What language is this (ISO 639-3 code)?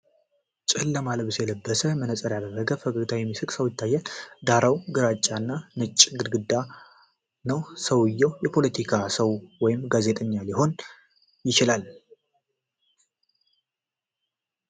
amh